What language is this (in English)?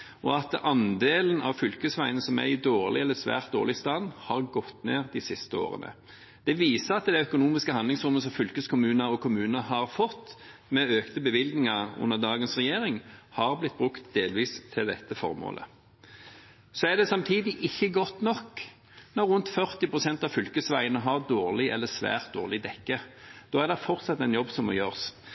Norwegian Bokmål